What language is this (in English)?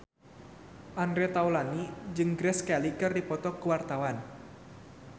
Sundanese